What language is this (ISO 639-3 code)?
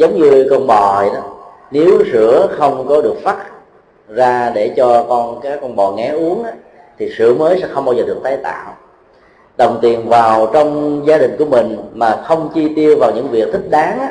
vie